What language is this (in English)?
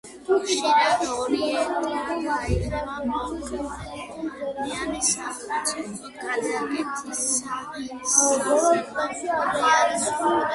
Georgian